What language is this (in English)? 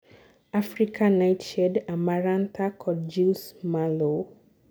Luo (Kenya and Tanzania)